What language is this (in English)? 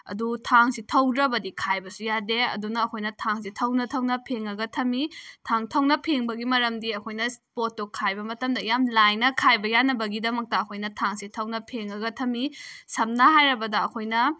Manipuri